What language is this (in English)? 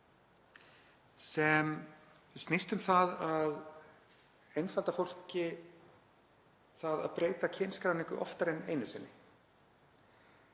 Icelandic